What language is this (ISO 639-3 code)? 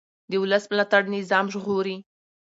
pus